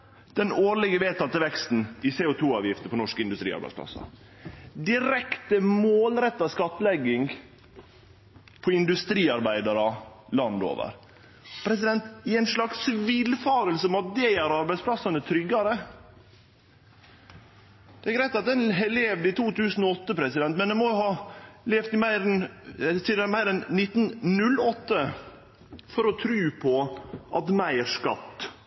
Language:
Norwegian Nynorsk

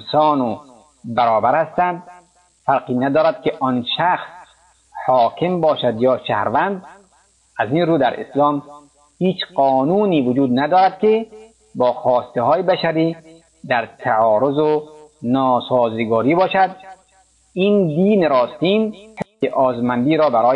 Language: Persian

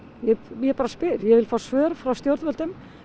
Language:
Icelandic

